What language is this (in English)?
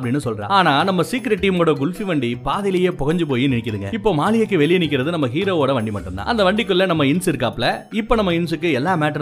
Tamil